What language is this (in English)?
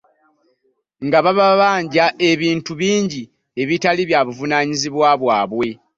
Ganda